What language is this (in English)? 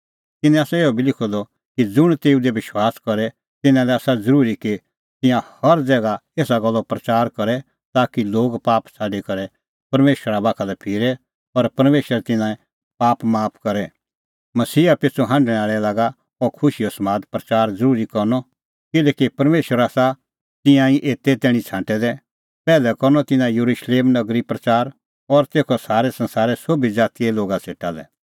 Kullu Pahari